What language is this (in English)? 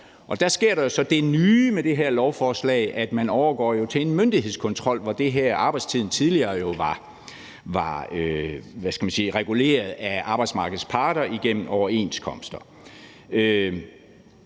Danish